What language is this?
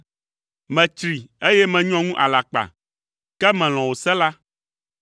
Ewe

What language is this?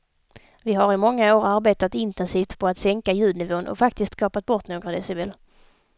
Swedish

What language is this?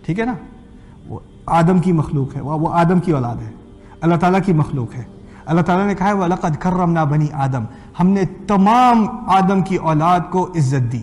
Urdu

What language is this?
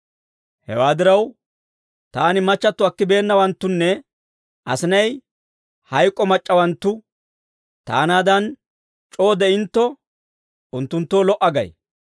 Dawro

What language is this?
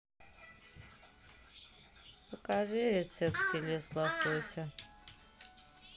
Russian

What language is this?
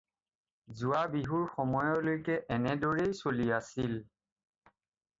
Assamese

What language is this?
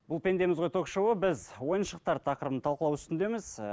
Kazakh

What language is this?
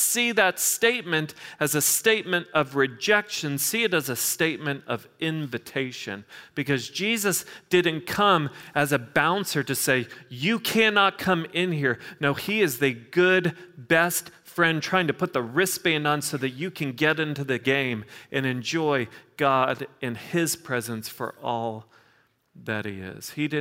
English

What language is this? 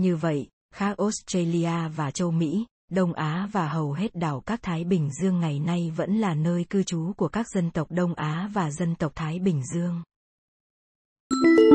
Vietnamese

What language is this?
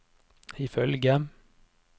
Norwegian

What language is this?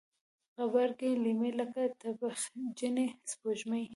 Pashto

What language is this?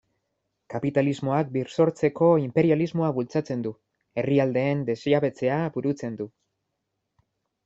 Basque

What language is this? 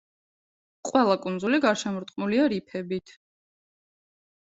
Georgian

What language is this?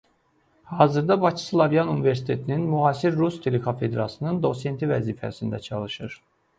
Azerbaijani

